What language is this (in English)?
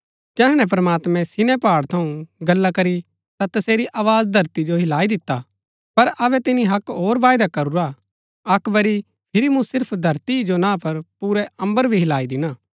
Gaddi